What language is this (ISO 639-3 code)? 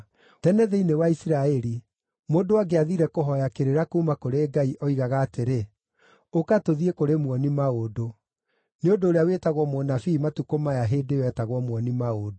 kik